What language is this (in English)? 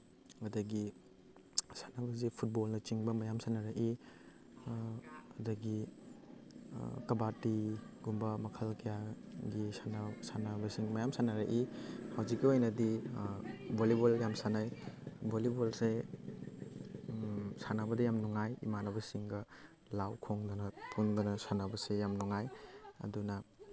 Manipuri